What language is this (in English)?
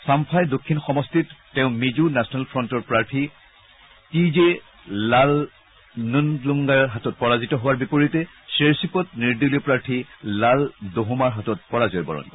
Assamese